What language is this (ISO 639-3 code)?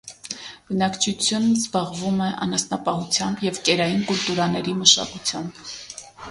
hye